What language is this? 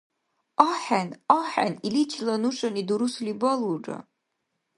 Dargwa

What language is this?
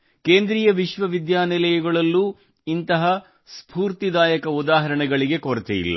Kannada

